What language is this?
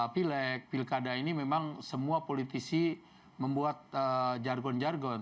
Indonesian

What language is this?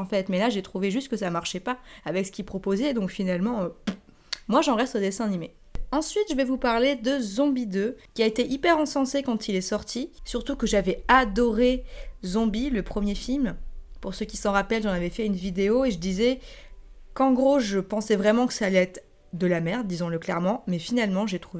French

